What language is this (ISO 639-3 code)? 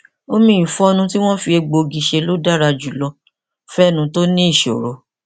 yor